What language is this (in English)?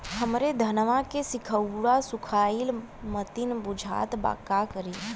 Bhojpuri